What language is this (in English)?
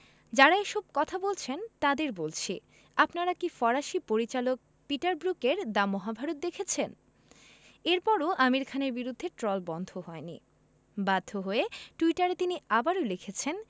Bangla